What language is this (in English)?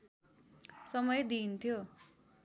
Nepali